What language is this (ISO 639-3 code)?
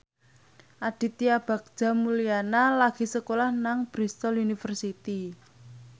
jav